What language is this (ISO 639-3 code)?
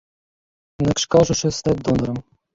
bel